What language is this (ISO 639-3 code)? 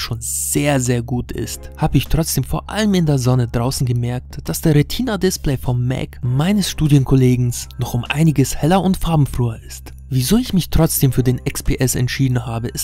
deu